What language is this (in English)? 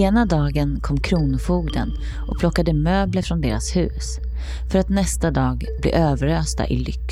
Swedish